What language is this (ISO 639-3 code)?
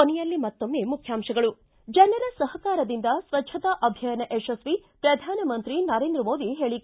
kan